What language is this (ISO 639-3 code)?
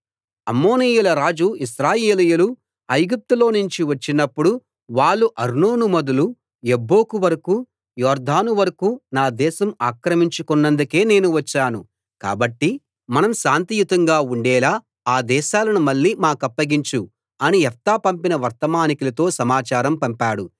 tel